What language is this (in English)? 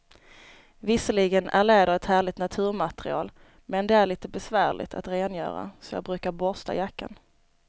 Swedish